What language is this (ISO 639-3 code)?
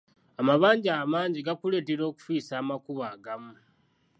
lug